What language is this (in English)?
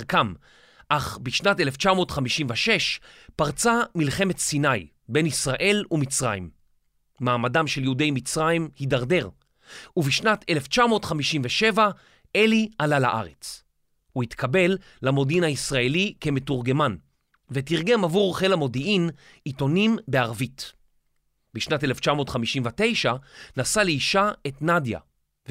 Hebrew